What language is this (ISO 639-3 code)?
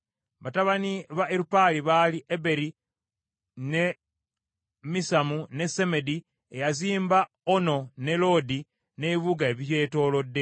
lug